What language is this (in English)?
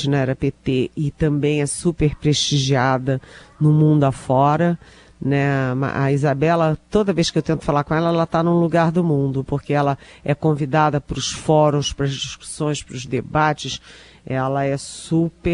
Portuguese